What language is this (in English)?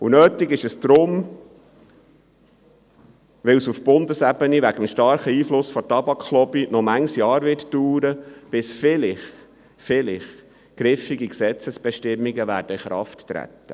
Swiss German